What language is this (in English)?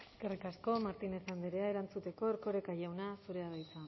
Basque